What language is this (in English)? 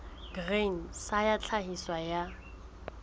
Southern Sotho